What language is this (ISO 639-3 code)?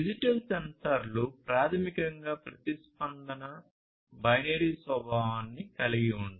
tel